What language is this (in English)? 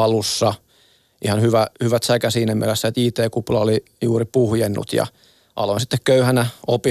Finnish